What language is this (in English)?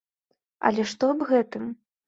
Belarusian